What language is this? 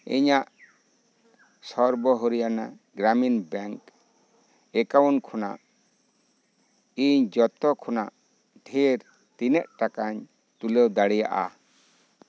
Santali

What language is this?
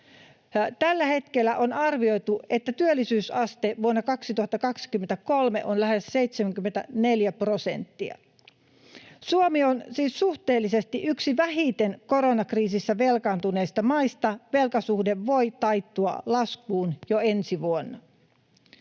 Finnish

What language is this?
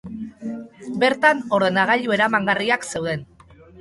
Basque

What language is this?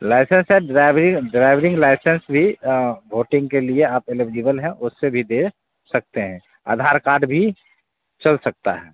Hindi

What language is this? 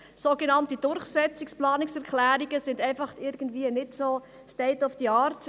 Swiss German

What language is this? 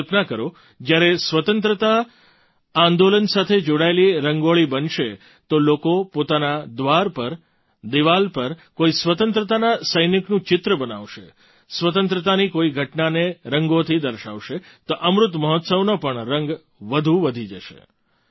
Gujarati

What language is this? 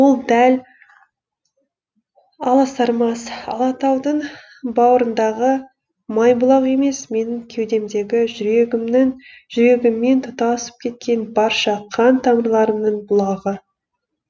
Kazakh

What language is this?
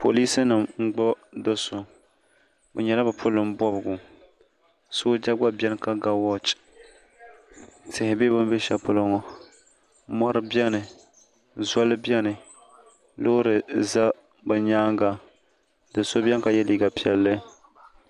Dagbani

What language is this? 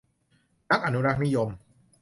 Thai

